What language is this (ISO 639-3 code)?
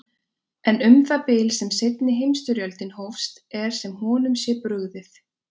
isl